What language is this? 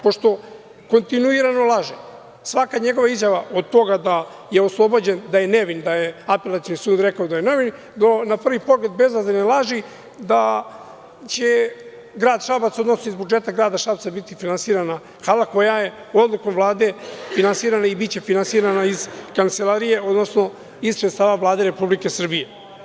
Serbian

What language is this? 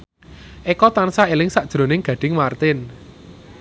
Javanese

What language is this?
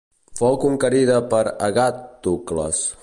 Catalan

